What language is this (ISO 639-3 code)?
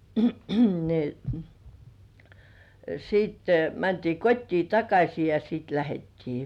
fin